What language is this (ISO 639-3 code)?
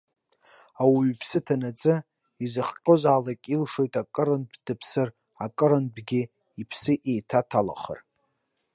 abk